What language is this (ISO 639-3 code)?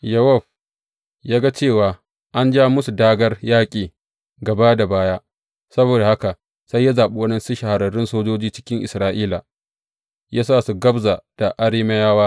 hau